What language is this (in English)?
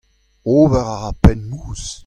Breton